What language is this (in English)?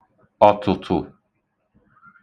Igbo